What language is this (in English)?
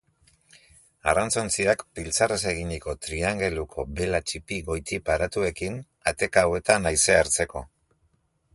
Basque